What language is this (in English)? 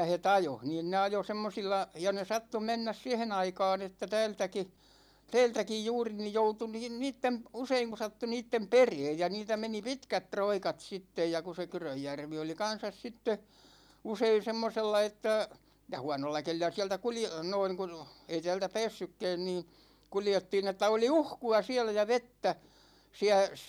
Finnish